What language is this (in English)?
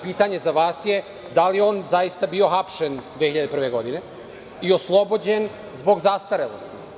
Serbian